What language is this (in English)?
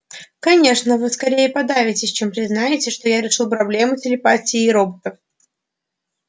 Russian